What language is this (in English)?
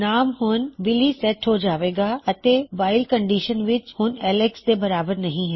Punjabi